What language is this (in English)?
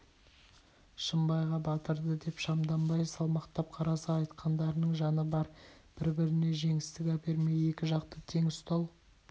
Kazakh